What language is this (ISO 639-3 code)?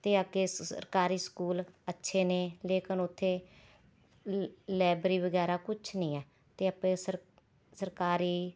pan